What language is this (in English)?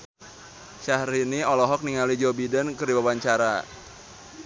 Sundanese